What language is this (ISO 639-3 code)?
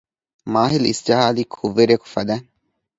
div